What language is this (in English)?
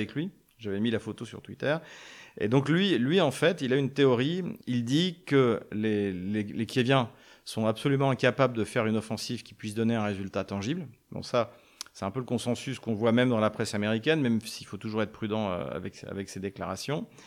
French